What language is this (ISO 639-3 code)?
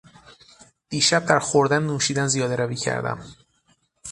fas